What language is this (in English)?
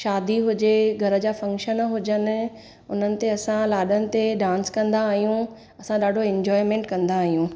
Sindhi